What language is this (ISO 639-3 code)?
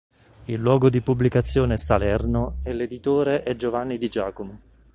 ita